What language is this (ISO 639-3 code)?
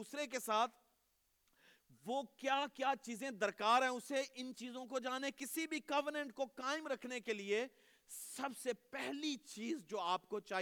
urd